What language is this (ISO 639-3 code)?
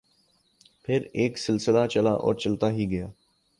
urd